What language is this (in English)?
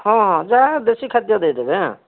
Odia